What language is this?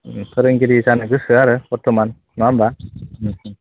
Bodo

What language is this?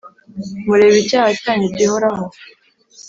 Kinyarwanda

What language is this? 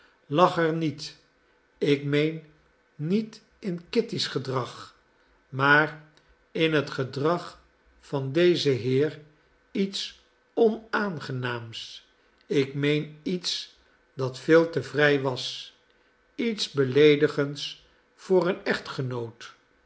Dutch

